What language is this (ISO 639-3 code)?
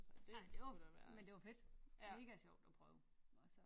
dan